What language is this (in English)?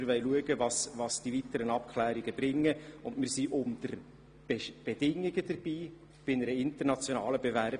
Swiss German